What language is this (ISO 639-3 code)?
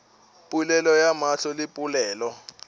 nso